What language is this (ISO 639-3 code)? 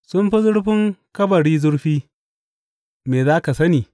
hau